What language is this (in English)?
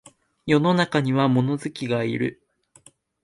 Japanese